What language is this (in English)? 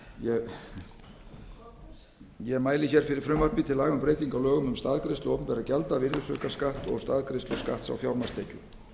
Icelandic